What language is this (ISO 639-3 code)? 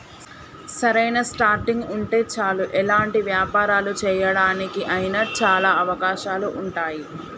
tel